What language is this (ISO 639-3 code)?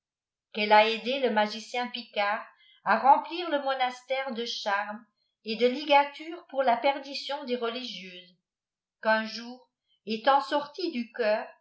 fra